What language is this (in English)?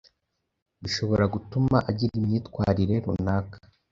Kinyarwanda